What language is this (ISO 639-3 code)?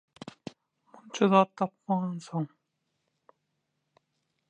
tuk